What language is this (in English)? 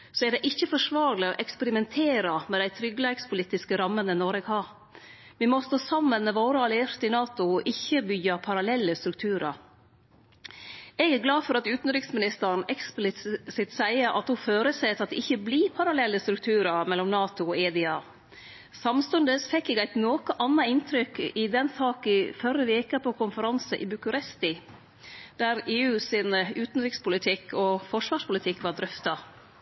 Norwegian Nynorsk